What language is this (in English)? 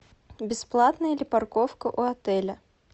Russian